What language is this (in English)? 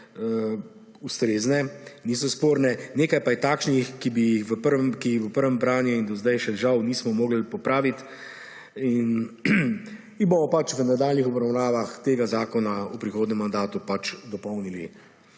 Slovenian